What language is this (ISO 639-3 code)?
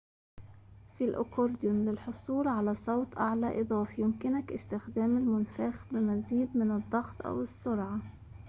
ara